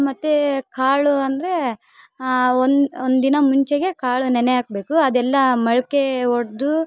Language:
Kannada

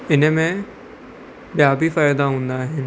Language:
Sindhi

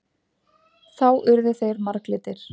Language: Icelandic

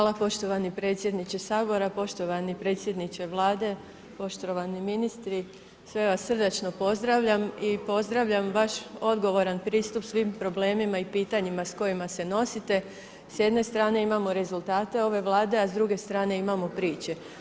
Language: Croatian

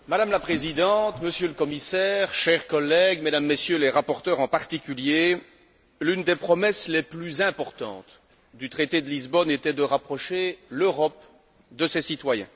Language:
French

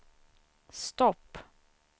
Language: Swedish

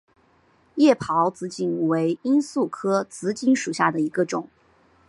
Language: Chinese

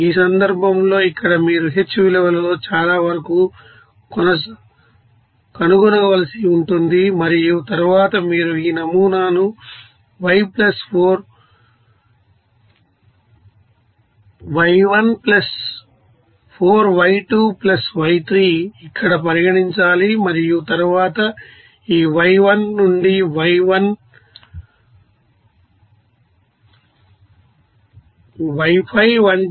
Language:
Telugu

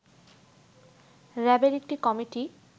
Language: Bangla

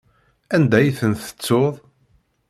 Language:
Kabyle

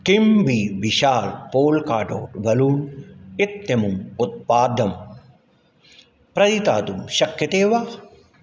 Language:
Sanskrit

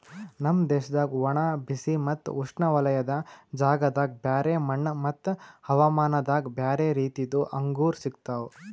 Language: Kannada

